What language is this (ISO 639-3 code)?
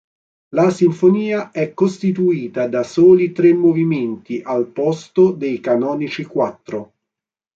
ita